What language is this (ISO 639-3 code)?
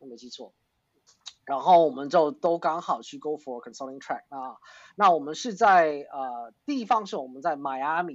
zho